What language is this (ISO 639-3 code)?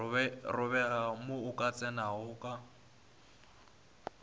nso